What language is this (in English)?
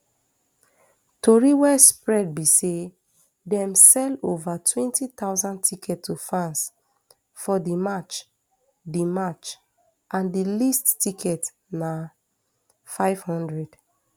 Nigerian Pidgin